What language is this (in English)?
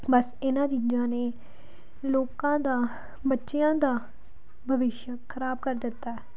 Punjabi